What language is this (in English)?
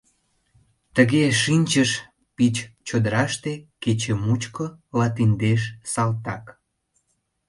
Mari